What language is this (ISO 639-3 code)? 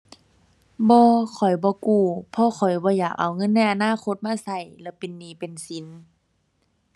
tha